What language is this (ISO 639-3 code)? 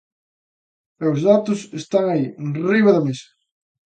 glg